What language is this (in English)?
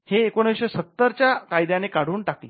Marathi